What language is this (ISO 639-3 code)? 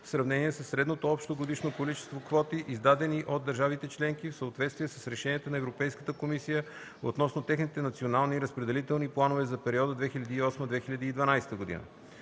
bul